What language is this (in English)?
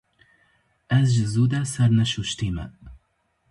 Kurdish